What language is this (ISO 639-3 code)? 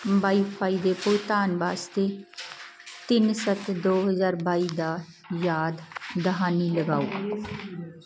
pan